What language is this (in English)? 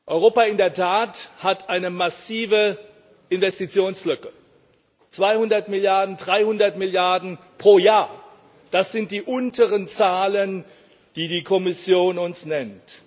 German